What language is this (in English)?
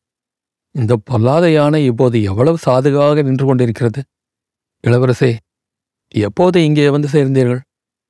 Tamil